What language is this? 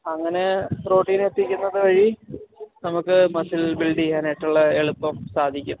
Malayalam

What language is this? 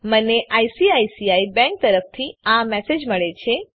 Gujarati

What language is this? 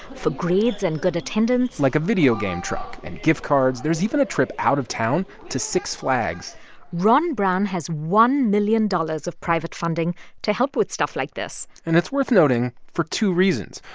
English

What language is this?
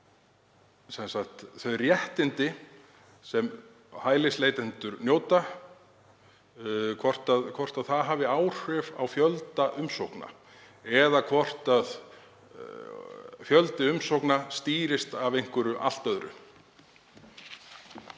Icelandic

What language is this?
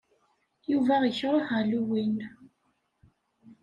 Kabyle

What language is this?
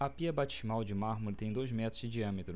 Portuguese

